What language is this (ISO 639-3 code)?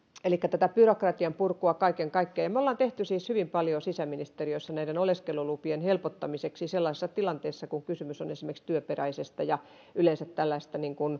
fin